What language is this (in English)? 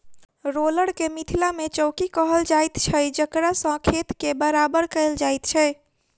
Maithili